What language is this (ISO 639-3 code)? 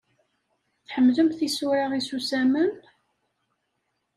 kab